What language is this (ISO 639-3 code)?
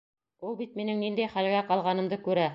bak